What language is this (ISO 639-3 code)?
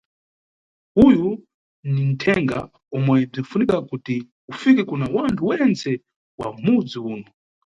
nyu